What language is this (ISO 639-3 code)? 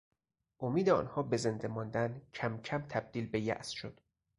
fas